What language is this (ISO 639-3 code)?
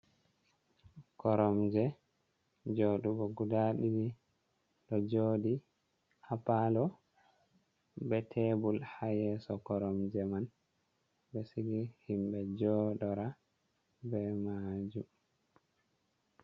ful